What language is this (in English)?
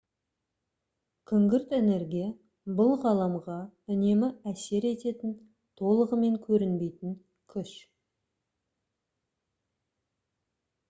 Kazakh